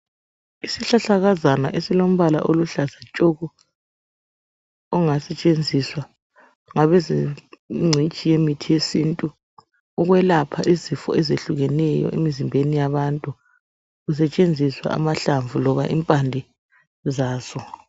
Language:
North Ndebele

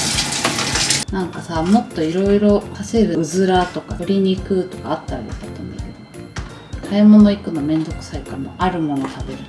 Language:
Japanese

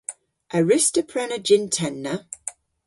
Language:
Cornish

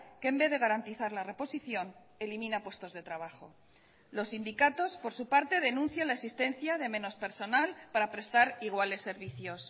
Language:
Spanish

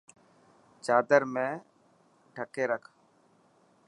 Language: Dhatki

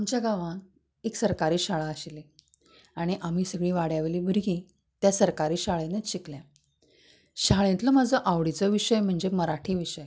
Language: Konkani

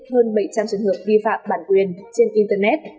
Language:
Vietnamese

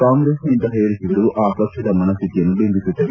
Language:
Kannada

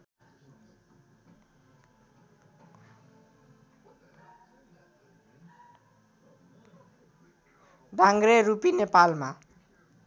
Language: Nepali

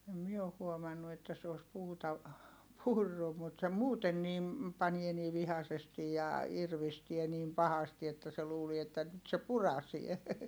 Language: Finnish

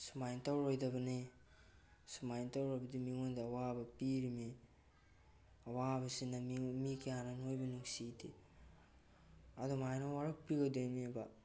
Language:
Manipuri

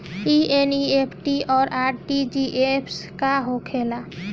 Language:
Bhojpuri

